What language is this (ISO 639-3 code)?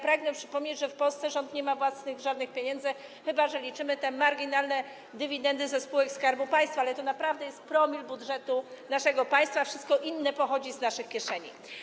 pol